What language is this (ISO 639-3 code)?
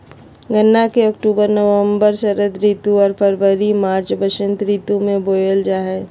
mag